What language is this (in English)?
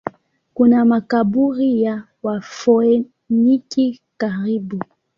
Swahili